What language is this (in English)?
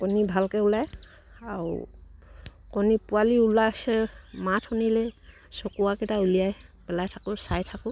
Assamese